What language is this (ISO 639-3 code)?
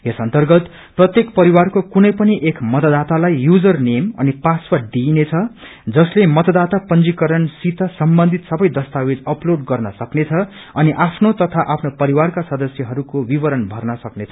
nep